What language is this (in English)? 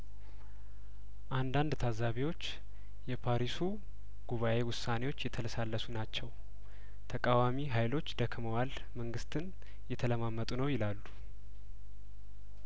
Amharic